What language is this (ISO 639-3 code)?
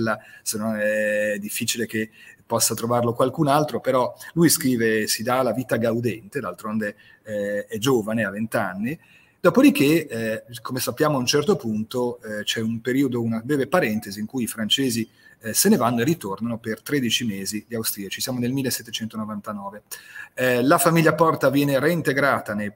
ita